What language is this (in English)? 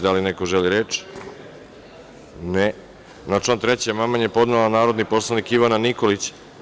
Serbian